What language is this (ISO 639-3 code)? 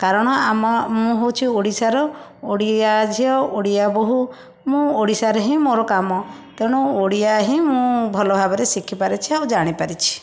ori